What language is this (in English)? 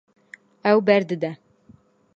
Kurdish